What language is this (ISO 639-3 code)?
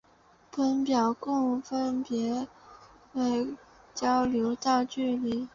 zho